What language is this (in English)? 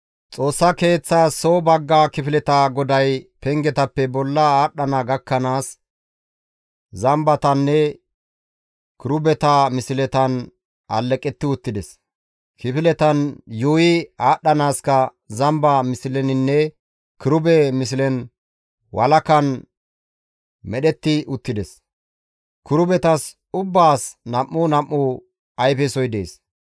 Gamo